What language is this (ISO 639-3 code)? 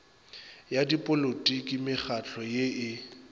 nso